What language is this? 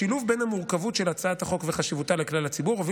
Hebrew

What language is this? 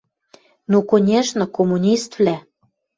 Western Mari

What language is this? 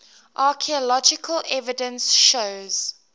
English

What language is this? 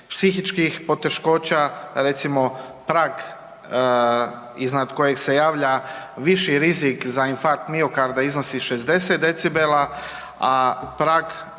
Croatian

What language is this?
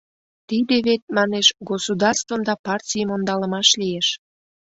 Mari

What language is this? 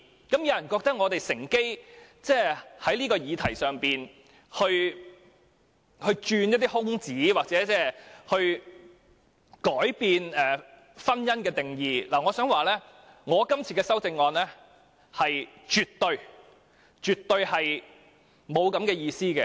Cantonese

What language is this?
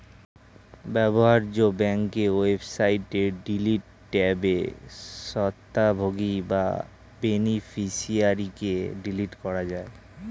Bangla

